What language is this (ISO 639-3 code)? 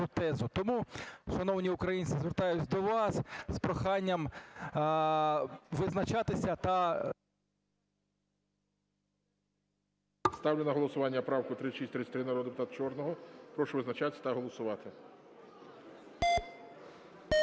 ukr